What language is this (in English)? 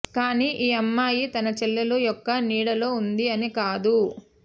Telugu